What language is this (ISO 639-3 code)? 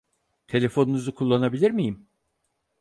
tur